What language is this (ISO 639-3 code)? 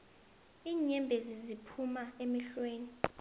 nbl